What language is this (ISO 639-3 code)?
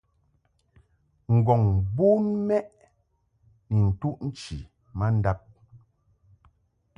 mhk